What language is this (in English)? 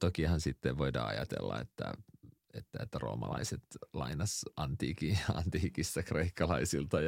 Finnish